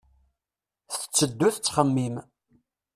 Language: Kabyle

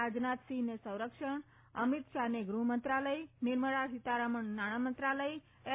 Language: Gujarati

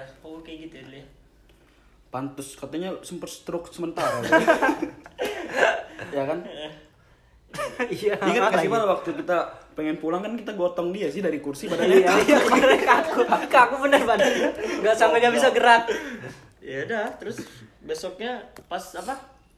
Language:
Indonesian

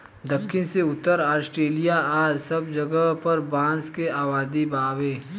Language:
Bhojpuri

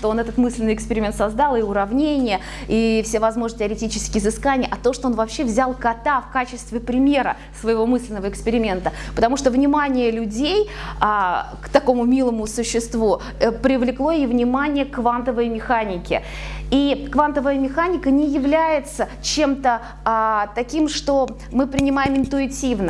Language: Russian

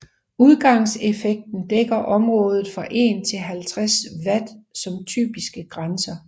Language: Danish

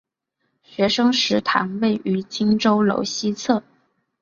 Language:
Chinese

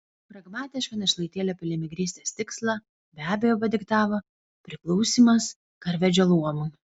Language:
Lithuanian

